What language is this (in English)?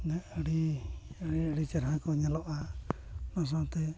Santali